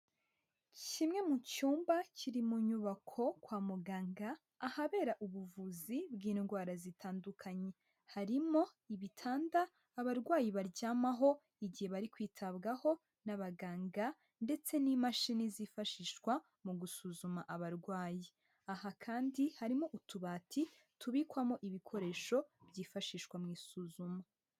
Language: Kinyarwanda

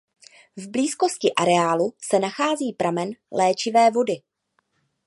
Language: Czech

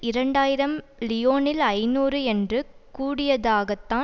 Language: Tamil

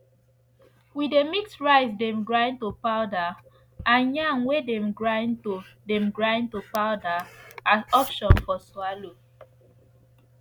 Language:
Nigerian Pidgin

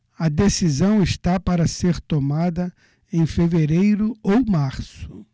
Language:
Portuguese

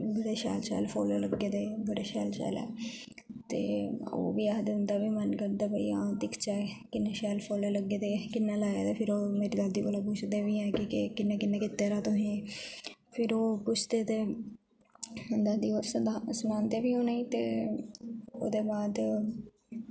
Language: Dogri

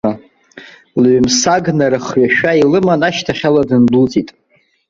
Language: Abkhazian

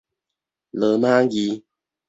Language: Min Nan Chinese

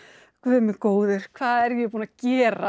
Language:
Icelandic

